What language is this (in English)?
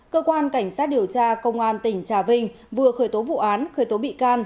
Vietnamese